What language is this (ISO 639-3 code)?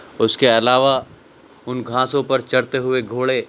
urd